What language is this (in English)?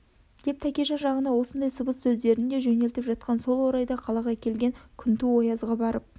Kazakh